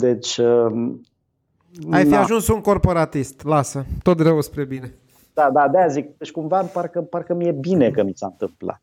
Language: Romanian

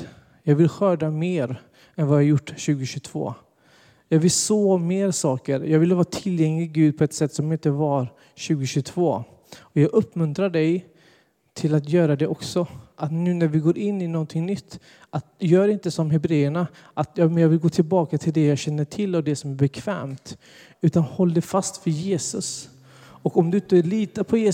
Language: Swedish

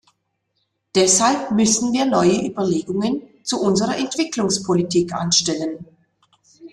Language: German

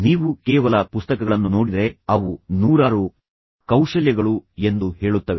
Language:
Kannada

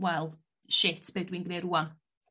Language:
Welsh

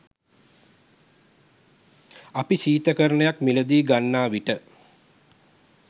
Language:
Sinhala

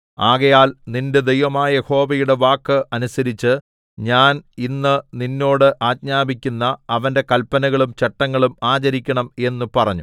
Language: Malayalam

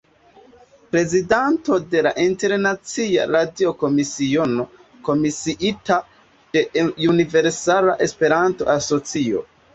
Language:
Esperanto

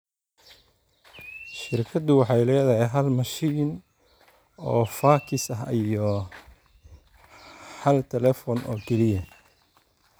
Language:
Somali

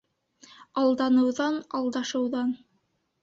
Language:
Bashkir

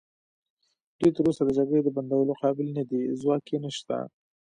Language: Pashto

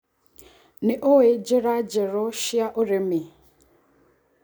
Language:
Kikuyu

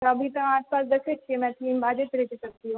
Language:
Maithili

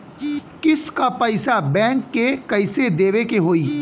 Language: Bhojpuri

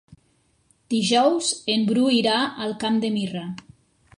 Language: Catalan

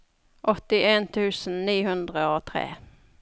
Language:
Norwegian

